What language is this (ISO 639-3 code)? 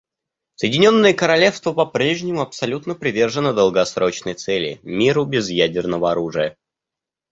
rus